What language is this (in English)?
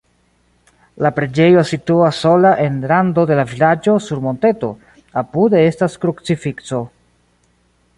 Esperanto